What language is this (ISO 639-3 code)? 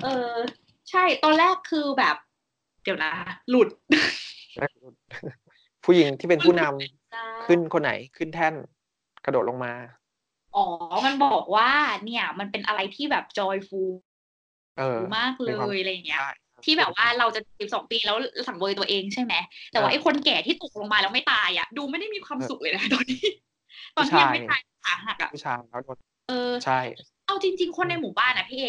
tha